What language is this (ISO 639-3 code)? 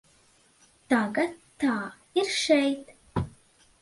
lav